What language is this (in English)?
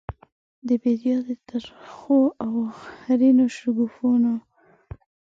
Pashto